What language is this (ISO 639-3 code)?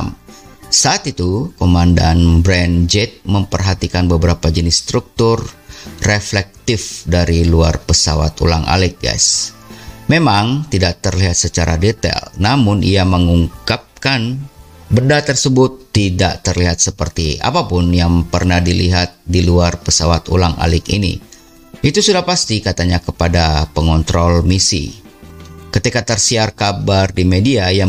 ind